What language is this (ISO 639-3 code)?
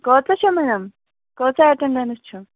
kas